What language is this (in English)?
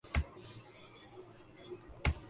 Urdu